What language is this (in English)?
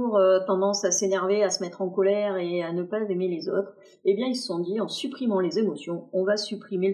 French